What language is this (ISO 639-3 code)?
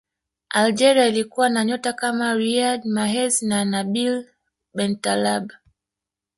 swa